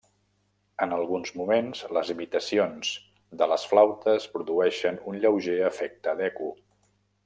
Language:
Catalan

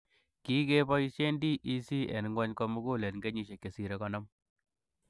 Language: Kalenjin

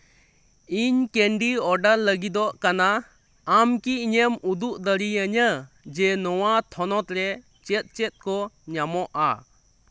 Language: Santali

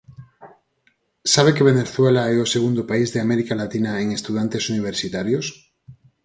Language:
Galician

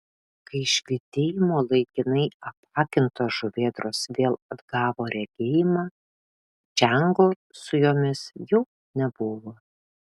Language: Lithuanian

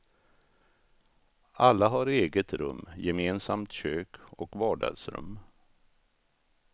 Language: Swedish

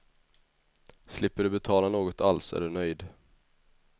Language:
Swedish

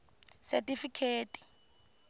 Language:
Tsonga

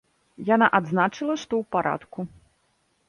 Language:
Belarusian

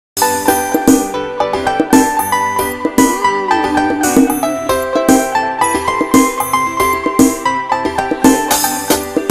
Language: Korean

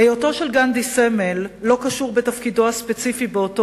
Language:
Hebrew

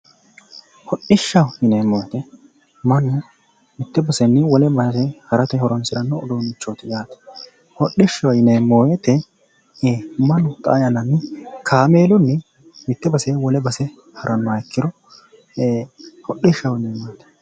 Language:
Sidamo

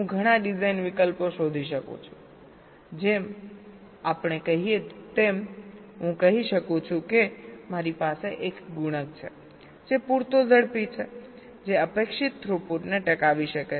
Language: Gujarati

